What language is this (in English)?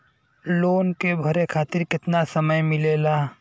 Bhojpuri